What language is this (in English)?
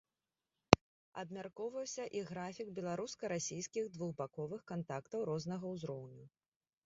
Belarusian